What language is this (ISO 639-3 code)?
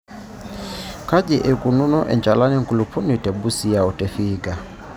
mas